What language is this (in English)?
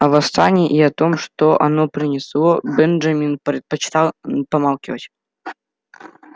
Russian